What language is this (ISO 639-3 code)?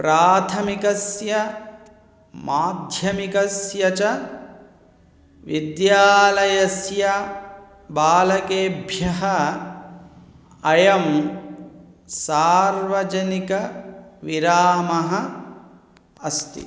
san